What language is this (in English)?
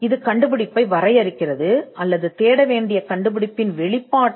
Tamil